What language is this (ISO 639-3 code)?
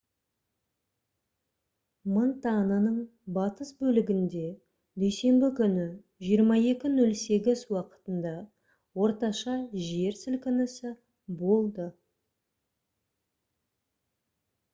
kaz